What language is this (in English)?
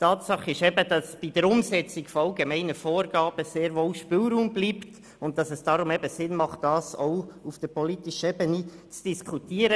Swiss German